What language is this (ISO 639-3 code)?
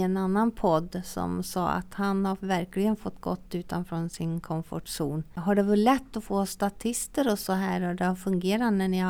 swe